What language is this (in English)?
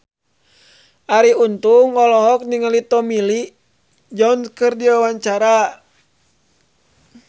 Sundanese